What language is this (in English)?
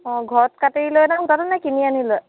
Assamese